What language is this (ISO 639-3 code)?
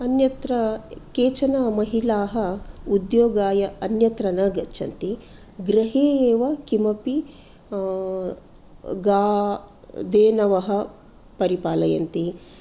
san